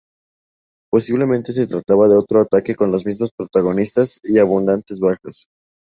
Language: Spanish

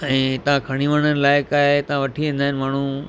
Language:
Sindhi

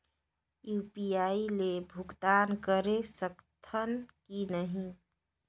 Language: Chhattisgarhi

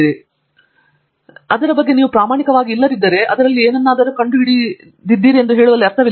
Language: Kannada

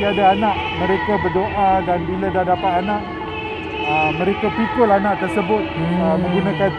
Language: Malay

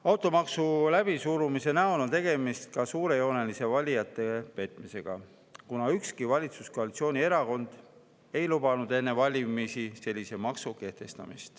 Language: Estonian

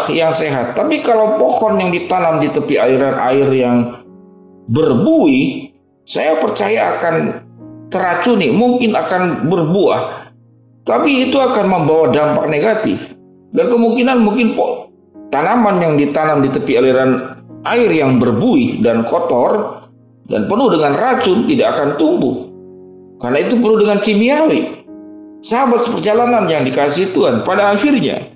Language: Indonesian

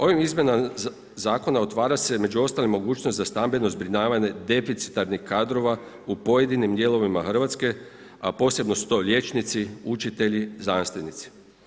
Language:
Croatian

